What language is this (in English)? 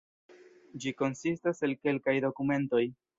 Esperanto